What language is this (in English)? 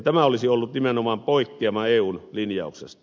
Finnish